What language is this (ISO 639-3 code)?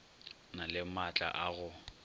nso